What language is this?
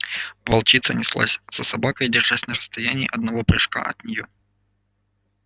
Russian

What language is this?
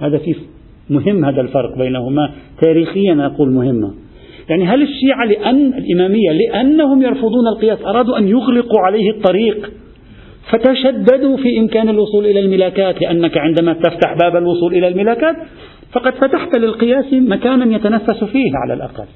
Arabic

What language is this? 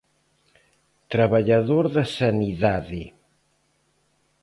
Galician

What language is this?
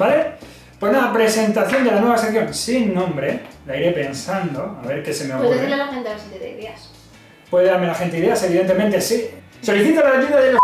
Spanish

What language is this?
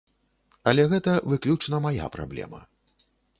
Belarusian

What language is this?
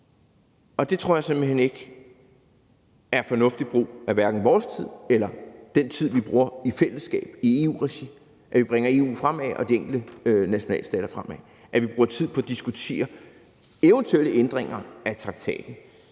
Danish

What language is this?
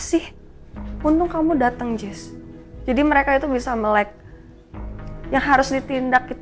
Indonesian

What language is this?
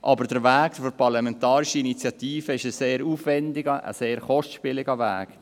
Swiss German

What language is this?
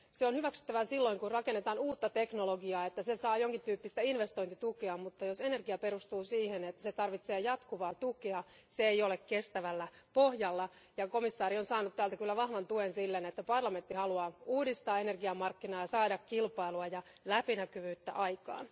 Finnish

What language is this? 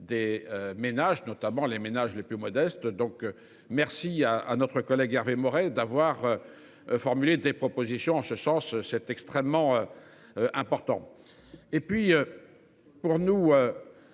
French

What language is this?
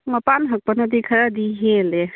Manipuri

